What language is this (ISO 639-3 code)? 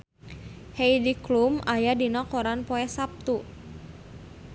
sun